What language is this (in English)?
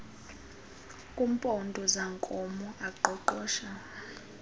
Xhosa